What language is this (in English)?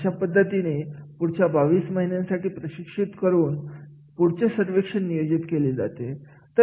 Marathi